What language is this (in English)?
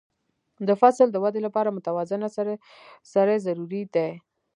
Pashto